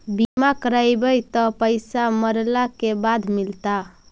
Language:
Magahi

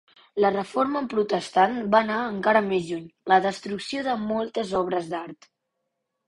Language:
Catalan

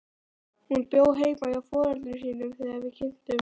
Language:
Icelandic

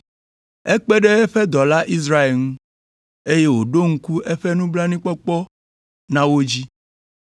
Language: Ewe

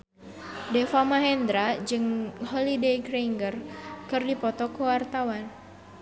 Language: Sundanese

